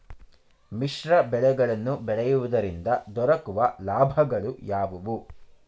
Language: Kannada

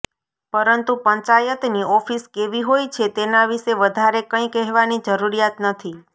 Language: Gujarati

